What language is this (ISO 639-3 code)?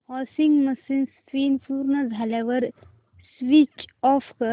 mar